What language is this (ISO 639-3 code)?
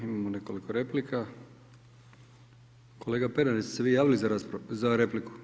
hrv